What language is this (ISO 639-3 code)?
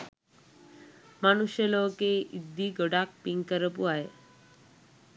sin